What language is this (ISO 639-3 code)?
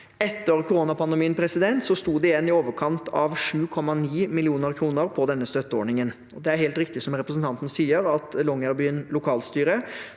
nor